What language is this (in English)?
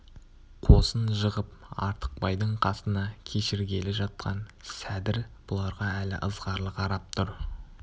Kazakh